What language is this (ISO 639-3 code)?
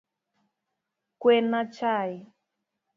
luo